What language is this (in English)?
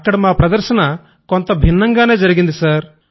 Telugu